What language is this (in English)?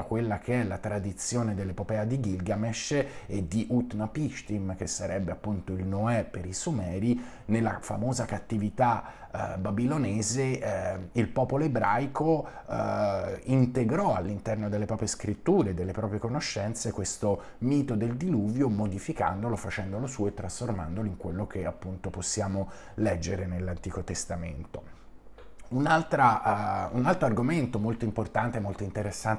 Italian